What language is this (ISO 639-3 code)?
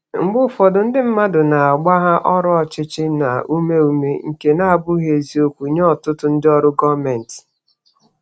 ibo